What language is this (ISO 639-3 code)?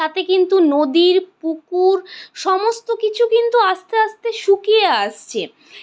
ben